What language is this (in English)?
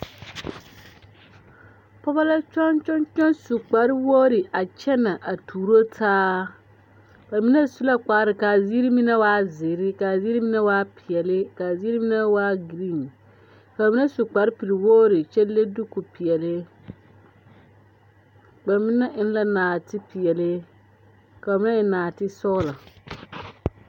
Southern Dagaare